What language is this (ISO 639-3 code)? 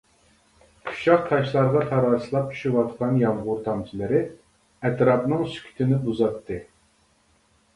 uig